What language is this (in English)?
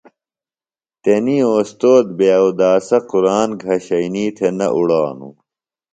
Phalura